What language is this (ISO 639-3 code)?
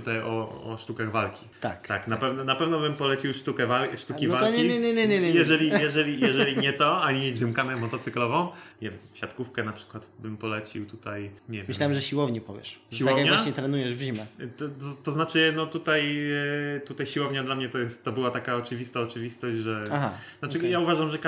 pol